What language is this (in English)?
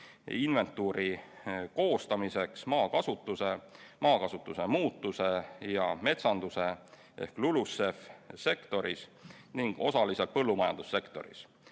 Estonian